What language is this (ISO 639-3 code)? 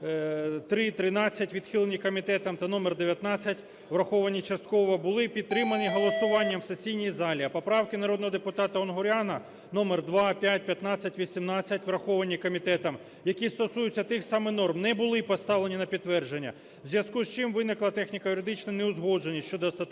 ukr